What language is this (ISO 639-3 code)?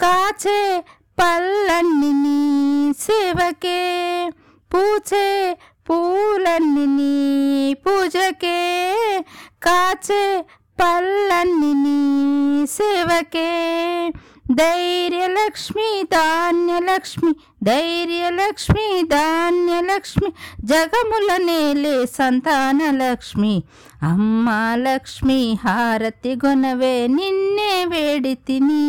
tel